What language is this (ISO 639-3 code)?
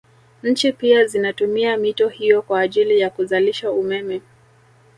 swa